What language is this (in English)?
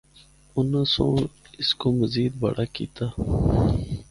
Northern Hindko